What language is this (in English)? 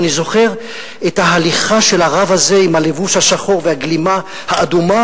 Hebrew